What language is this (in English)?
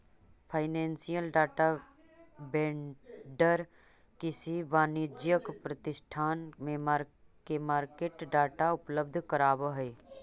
Magahi